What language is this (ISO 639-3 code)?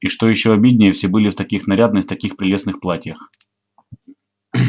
rus